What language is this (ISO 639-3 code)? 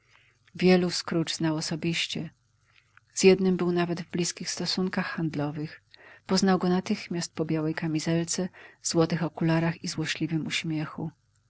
pol